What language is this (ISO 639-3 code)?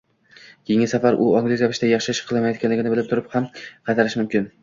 uzb